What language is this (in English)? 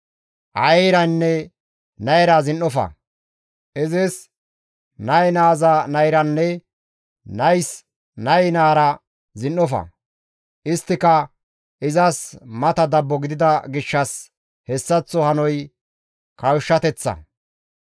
Gamo